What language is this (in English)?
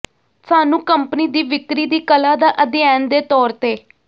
Punjabi